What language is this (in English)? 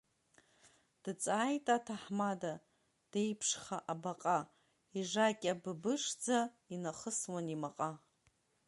Abkhazian